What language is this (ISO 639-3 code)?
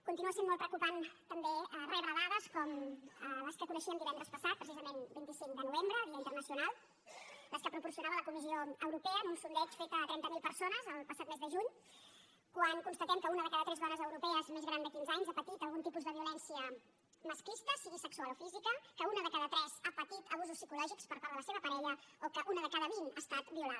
cat